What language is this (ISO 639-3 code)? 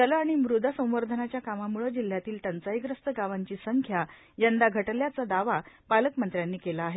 mar